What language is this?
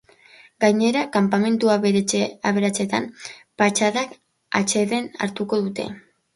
Basque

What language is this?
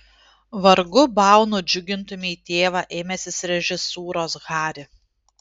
Lithuanian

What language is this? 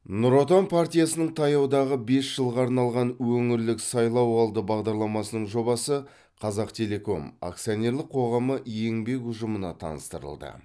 Kazakh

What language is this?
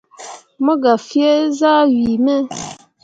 Mundang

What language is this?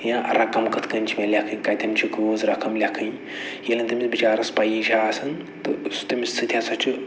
Kashmiri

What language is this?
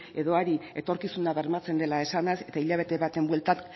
Basque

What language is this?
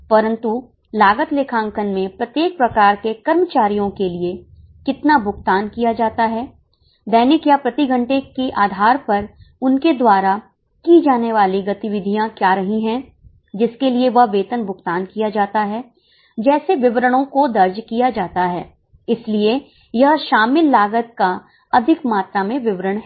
Hindi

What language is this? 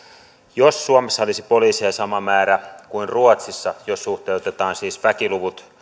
Finnish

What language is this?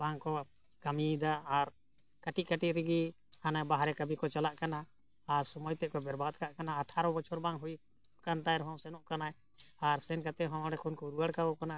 Santali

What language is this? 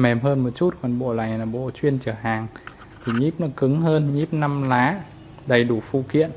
Vietnamese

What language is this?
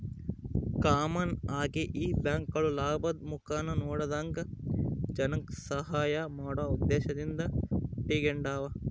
Kannada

